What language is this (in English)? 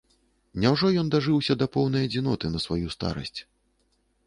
Belarusian